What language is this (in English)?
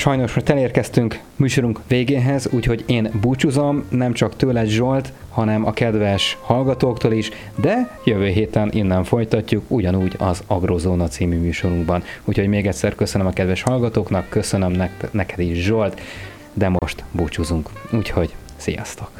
Hungarian